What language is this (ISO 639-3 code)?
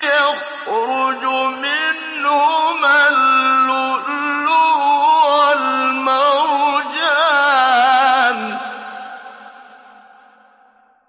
ara